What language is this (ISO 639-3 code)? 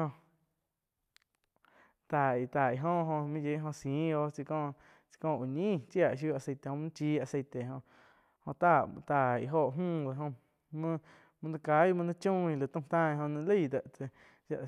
chq